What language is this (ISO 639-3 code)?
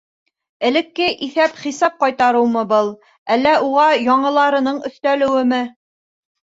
bak